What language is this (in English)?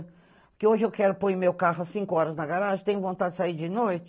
Portuguese